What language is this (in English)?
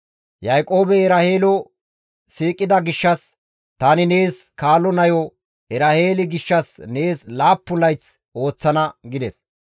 Gamo